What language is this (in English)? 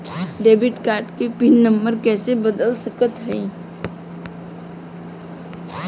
Bhojpuri